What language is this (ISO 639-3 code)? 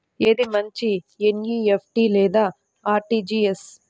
tel